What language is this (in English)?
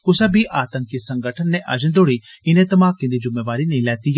Dogri